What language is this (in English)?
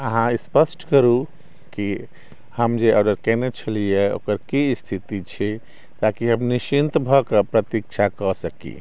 Maithili